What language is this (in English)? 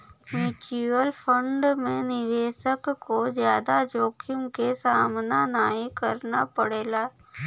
Bhojpuri